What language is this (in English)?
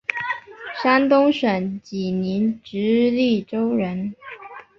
Chinese